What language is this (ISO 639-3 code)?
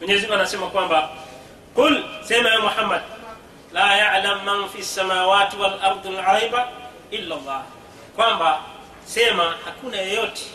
swa